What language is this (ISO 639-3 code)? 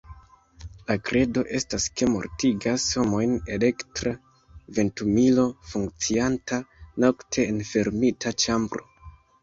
epo